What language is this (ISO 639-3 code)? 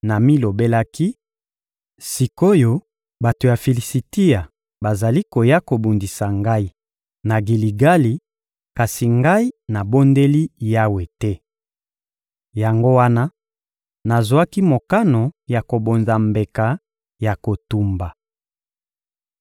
lin